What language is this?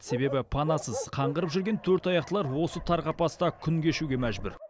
Kazakh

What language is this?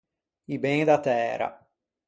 Ligurian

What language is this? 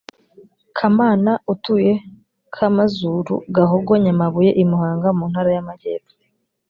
Kinyarwanda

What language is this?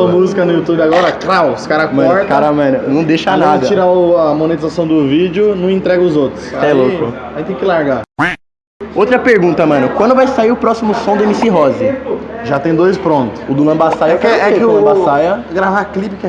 Portuguese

